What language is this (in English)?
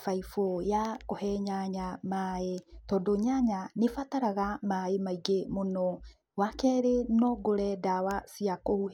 Kikuyu